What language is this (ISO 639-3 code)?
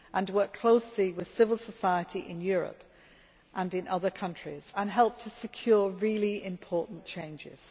eng